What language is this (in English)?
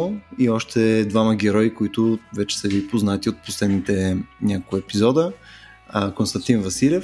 Bulgarian